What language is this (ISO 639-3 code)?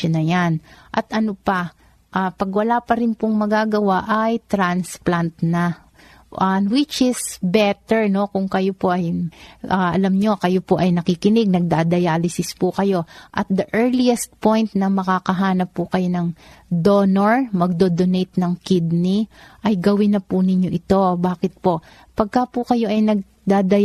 fil